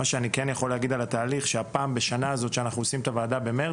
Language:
Hebrew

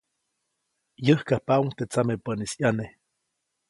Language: Copainalá Zoque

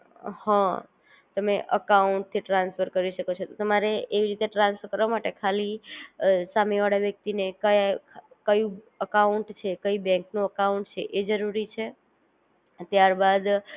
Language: Gujarati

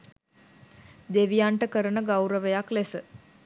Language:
Sinhala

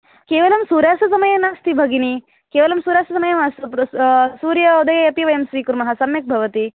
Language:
Sanskrit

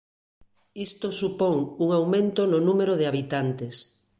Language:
Galician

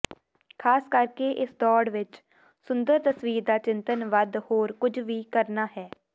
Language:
Punjabi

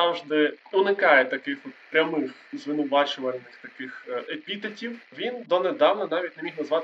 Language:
Ukrainian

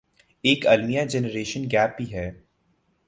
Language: Urdu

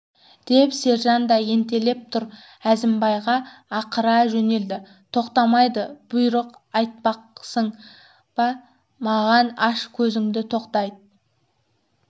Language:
Kazakh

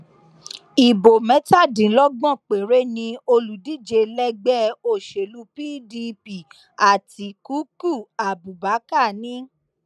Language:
Yoruba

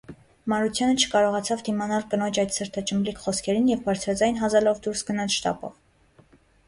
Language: Armenian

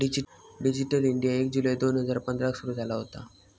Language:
Marathi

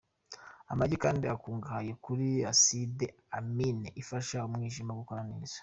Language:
Kinyarwanda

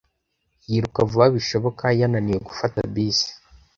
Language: Kinyarwanda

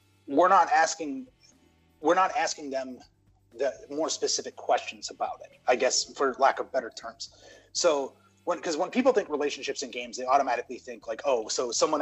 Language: English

